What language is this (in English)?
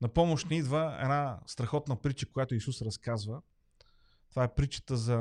Bulgarian